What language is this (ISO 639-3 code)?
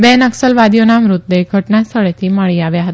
guj